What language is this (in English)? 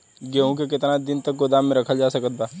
Bhojpuri